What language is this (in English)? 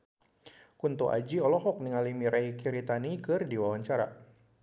Sundanese